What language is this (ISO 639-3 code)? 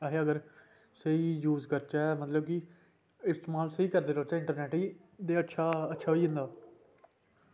doi